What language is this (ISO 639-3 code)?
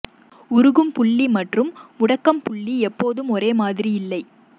tam